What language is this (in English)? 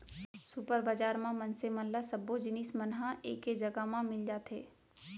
Chhattisgarhi